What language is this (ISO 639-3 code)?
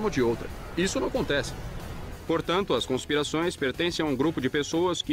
por